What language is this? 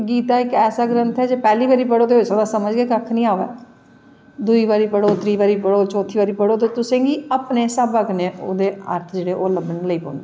Dogri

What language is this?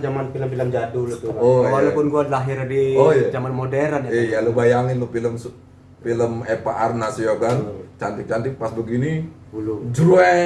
Indonesian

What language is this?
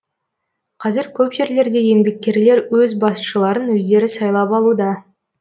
Kazakh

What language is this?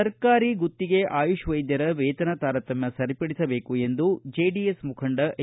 Kannada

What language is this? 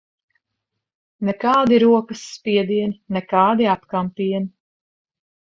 Latvian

